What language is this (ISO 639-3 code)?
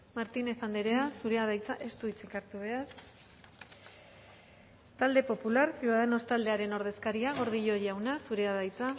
eus